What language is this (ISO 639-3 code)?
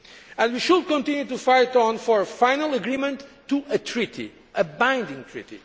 eng